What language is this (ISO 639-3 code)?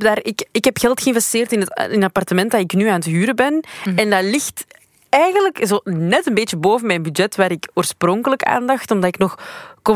nld